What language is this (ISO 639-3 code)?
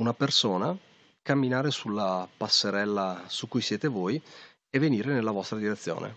ita